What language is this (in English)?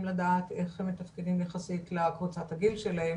Hebrew